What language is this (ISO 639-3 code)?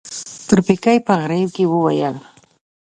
pus